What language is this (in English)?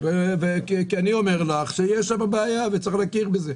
Hebrew